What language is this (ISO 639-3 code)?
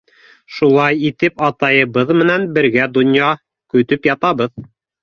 bak